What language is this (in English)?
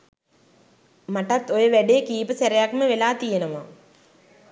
Sinhala